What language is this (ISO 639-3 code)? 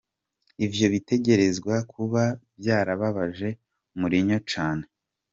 kin